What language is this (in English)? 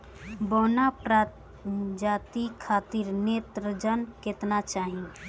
Bhojpuri